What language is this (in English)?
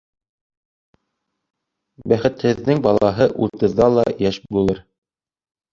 Bashkir